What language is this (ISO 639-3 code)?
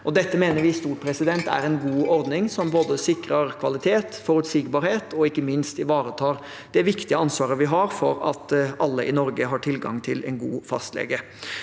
nor